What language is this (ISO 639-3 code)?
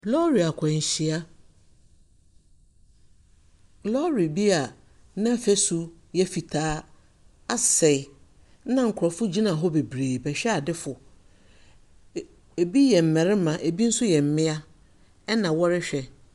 aka